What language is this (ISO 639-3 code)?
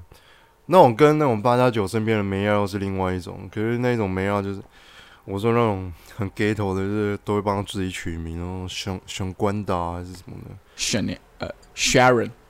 zho